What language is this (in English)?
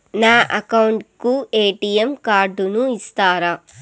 Telugu